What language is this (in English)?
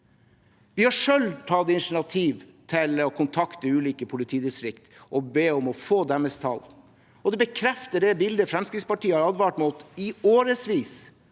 Norwegian